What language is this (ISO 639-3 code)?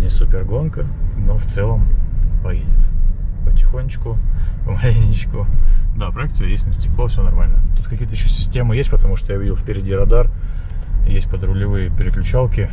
rus